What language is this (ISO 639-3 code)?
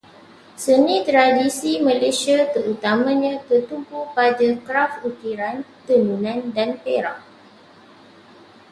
msa